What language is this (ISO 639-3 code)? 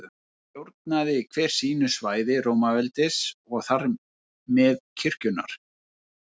isl